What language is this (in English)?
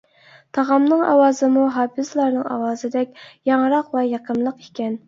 Uyghur